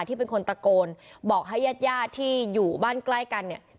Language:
Thai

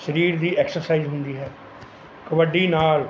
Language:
Punjabi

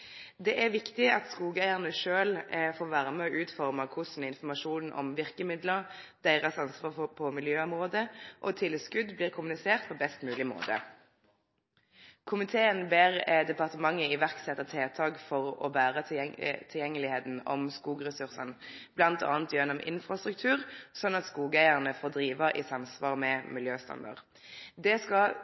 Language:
Norwegian Nynorsk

